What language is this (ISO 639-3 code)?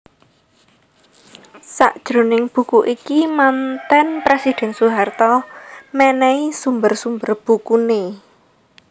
jav